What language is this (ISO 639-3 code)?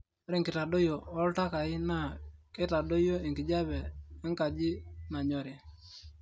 mas